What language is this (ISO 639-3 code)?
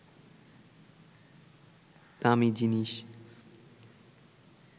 ben